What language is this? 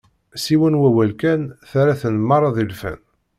Kabyle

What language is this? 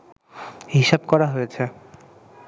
Bangla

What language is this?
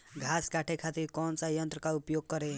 Bhojpuri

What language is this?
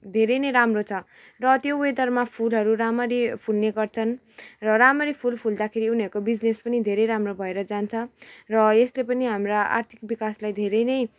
Nepali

